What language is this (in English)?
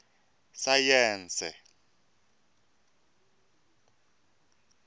Tsonga